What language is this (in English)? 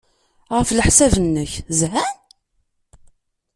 Kabyle